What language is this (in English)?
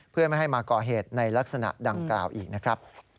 Thai